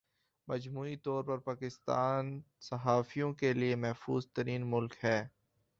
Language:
Urdu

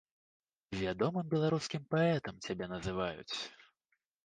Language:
Belarusian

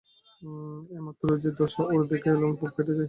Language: Bangla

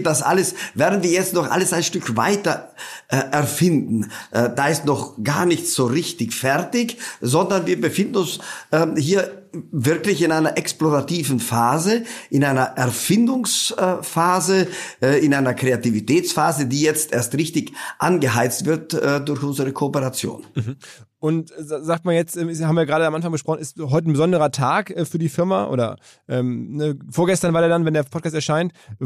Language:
German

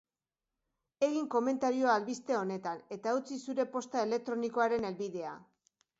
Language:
Basque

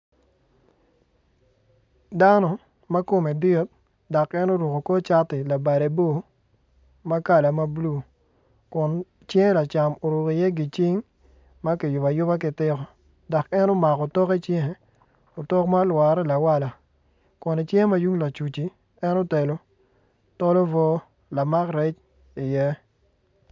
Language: Acoli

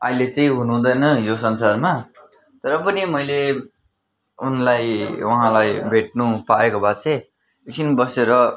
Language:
Nepali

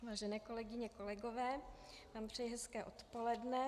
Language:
Czech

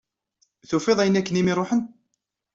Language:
Kabyle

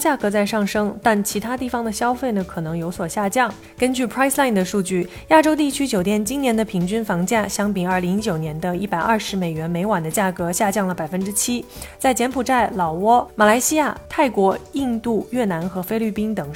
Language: Chinese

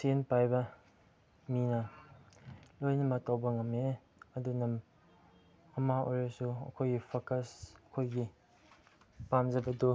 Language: Manipuri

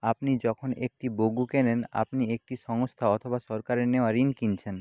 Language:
Bangla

